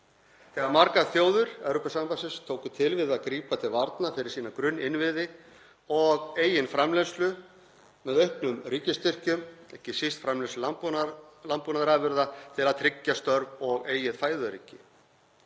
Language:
Icelandic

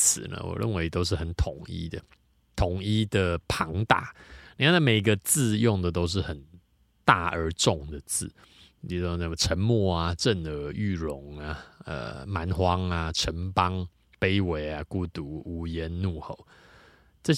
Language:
Chinese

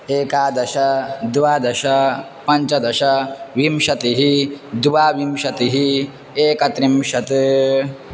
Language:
Sanskrit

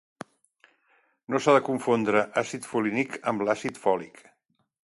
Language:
Catalan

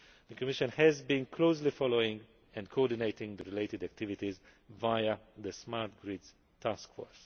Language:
English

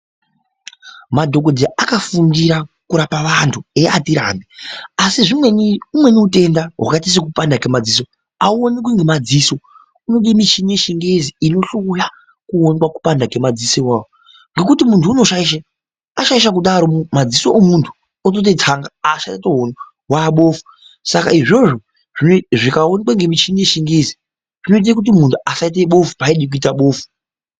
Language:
Ndau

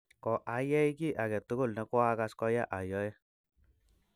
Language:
Kalenjin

